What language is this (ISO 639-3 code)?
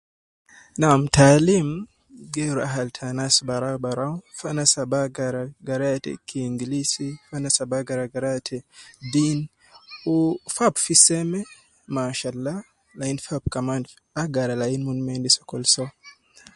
kcn